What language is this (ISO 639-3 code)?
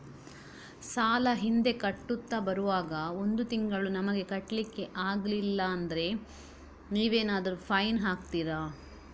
kan